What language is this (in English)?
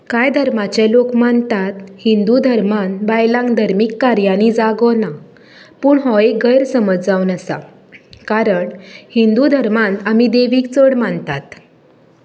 Konkani